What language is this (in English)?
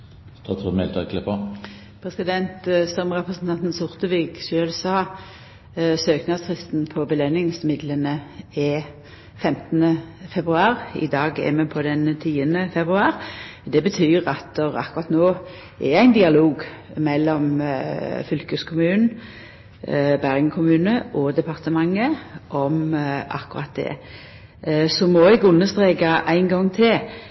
Norwegian